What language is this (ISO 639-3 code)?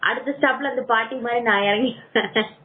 tam